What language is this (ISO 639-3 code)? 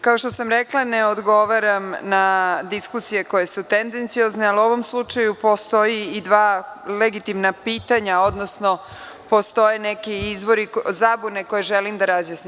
srp